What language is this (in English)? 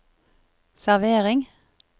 Norwegian